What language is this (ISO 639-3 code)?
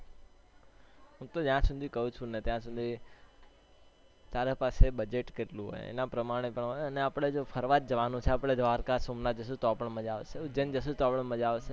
guj